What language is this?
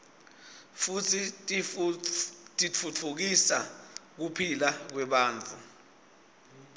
Swati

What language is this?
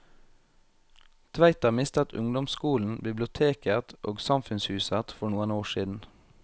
Norwegian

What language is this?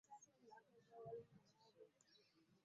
Ganda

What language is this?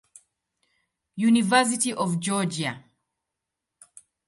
Swahili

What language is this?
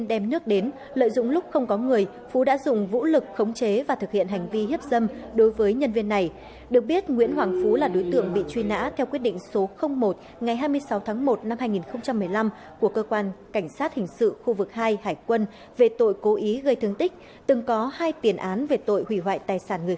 Vietnamese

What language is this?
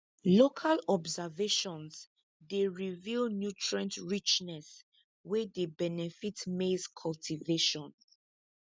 Nigerian Pidgin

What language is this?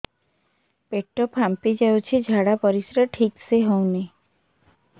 Odia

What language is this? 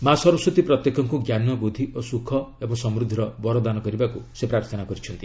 Odia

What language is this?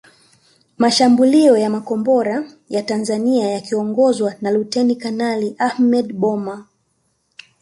Swahili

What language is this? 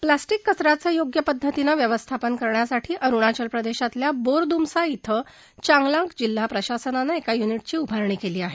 Marathi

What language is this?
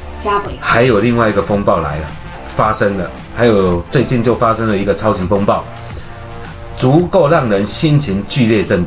Chinese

